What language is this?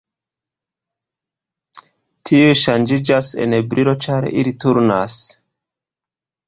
Esperanto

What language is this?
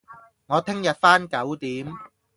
Cantonese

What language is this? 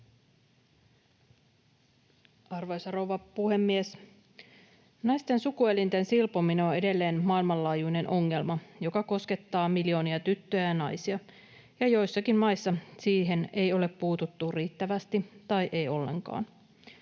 Finnish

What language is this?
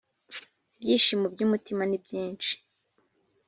Kinyarwanda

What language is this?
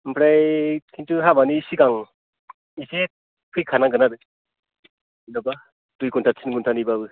Bodo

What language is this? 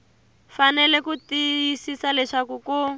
Tsonga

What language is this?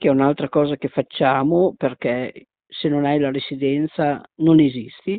Italian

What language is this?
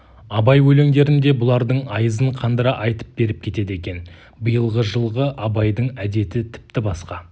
Kazakh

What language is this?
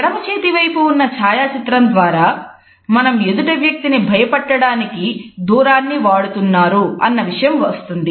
Telugu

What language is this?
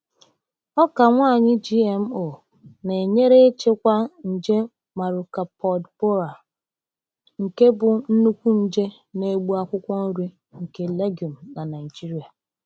Igbo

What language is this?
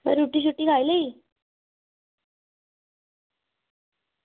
Dogri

